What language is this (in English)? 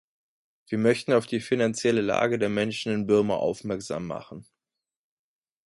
German